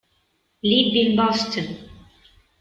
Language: Italian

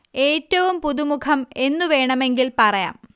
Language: Malayalam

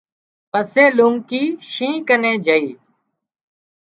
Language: Wadiyara Koli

